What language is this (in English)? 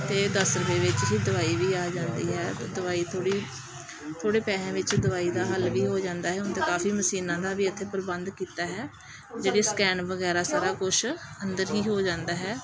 Punjabi